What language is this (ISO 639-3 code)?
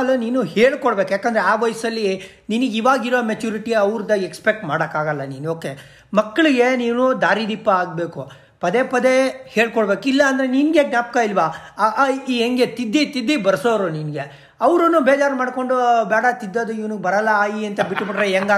kan